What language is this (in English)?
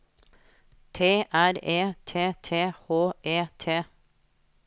Norwegian